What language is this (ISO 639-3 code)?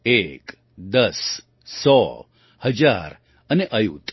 guj